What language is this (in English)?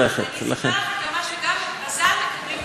Hebrew